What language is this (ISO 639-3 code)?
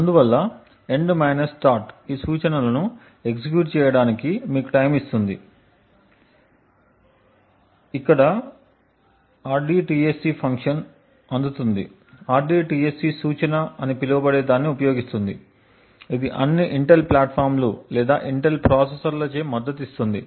tel